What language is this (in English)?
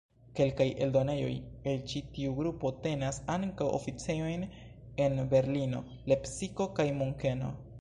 Esperanto